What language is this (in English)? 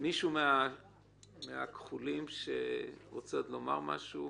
Hebrew